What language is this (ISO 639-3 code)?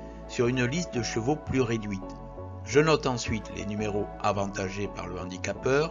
fra